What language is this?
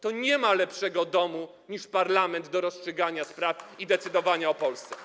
Polish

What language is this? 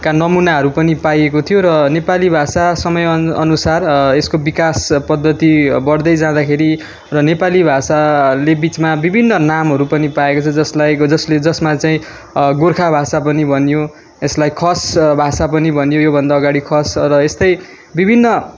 Nepali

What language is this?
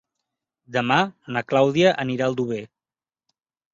Catalan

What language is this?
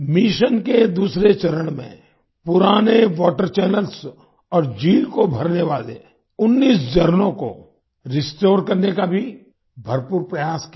Hindi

